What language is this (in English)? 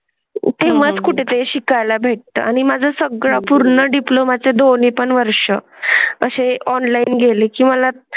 Marathi